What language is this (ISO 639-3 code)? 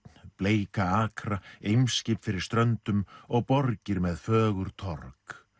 isl